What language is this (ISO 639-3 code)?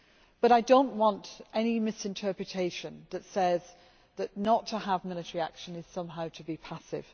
eng